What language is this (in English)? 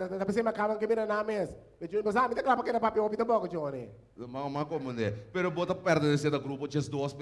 Portuguese